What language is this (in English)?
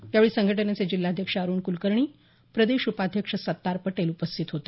Marathi